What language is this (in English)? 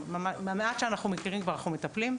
Hebrew